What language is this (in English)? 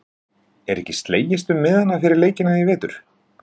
Icelandic